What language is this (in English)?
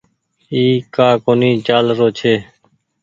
Goaria